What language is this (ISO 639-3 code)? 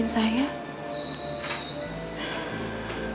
ind